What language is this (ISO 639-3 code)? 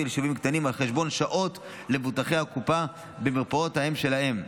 heb